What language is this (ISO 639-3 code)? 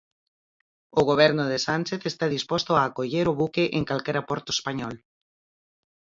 glg